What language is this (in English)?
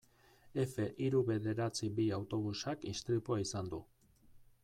Basque